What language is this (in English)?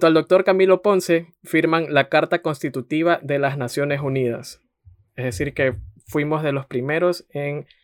Spanish